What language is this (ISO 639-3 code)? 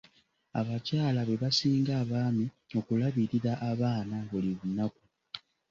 lug